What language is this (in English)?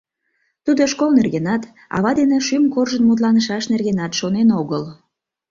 Mari